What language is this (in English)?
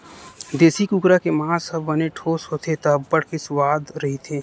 Chhattisgarhi